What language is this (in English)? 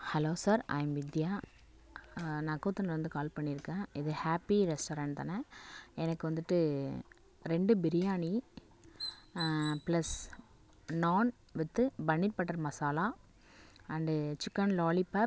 Tamil